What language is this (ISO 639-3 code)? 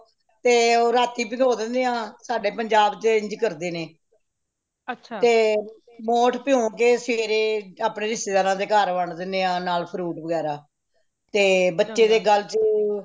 pan